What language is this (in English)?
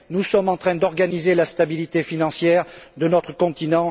French